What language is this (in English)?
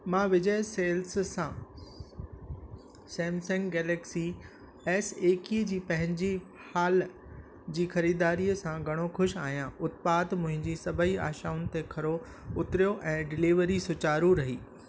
Sindhi